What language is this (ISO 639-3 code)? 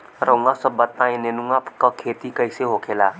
bho